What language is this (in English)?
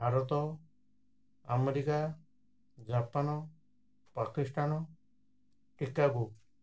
Odia